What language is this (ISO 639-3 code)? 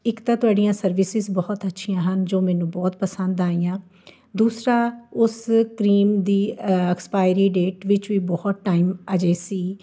pan